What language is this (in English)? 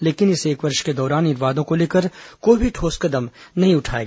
Hindi